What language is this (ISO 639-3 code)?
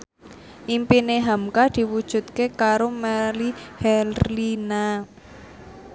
jav